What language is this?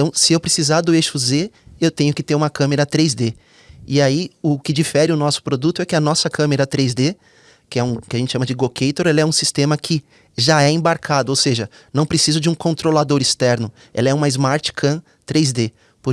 Portuguese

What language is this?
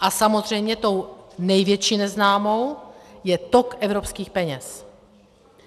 Czech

